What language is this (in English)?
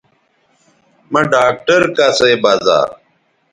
Bateri